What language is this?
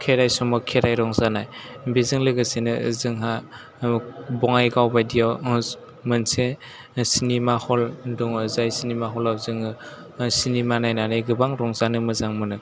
Bodo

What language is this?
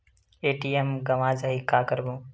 Chhattisgarhi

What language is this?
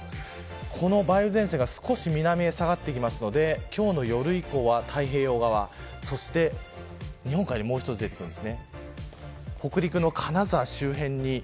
Japanese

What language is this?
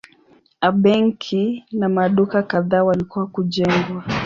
Swahili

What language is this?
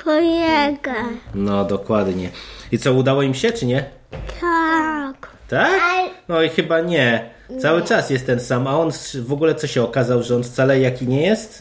Polish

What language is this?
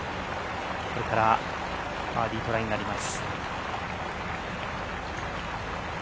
Japanese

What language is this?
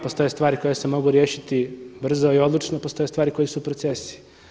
Croatian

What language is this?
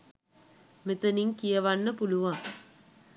Sinhala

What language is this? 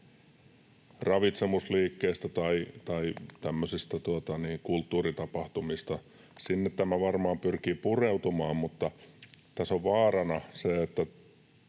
Finnish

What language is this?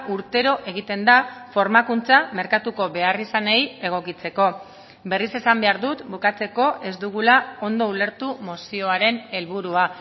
Basque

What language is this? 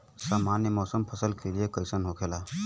Bhojpuri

